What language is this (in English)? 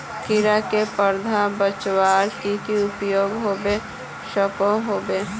Magahi